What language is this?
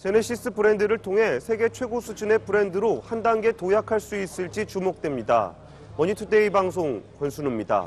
Korean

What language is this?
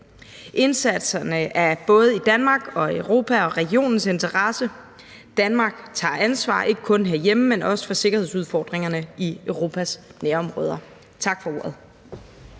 Danish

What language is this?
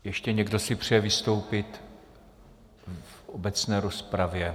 Czech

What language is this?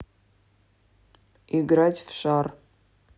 Russian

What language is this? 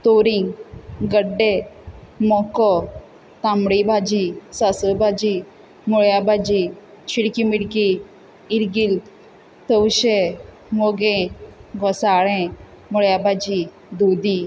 Konkani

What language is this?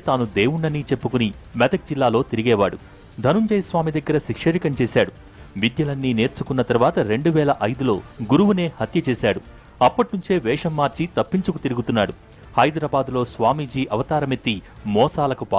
Hindi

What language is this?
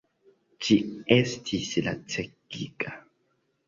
Esperanto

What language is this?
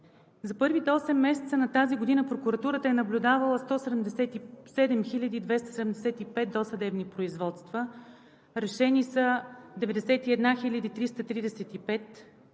Bulgarian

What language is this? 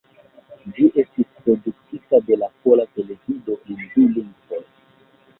Esperanto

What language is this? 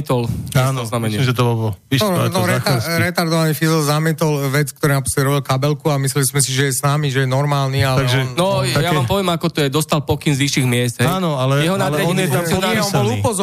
Slovak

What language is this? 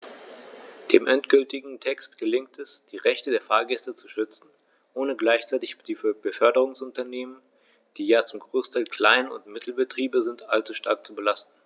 German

